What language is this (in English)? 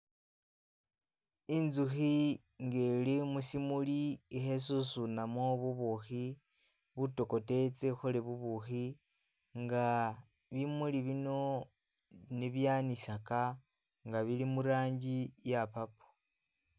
Masaaba